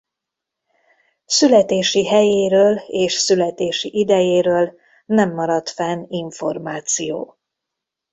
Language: Hungarian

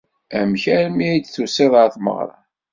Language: Kabyle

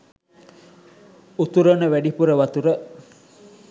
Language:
Sinhala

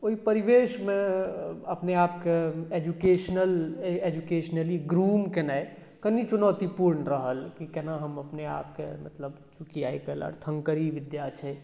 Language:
Maithili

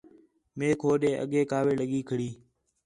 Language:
Khetrani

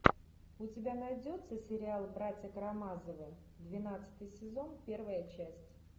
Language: Russian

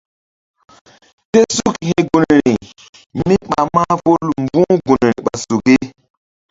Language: Mbum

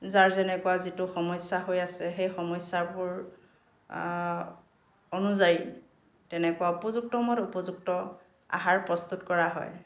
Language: Assamese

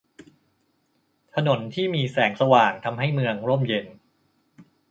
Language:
Thai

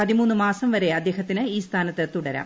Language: Malayalam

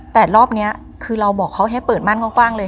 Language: Thai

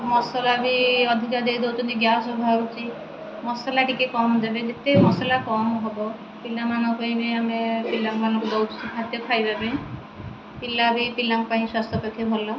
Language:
Odia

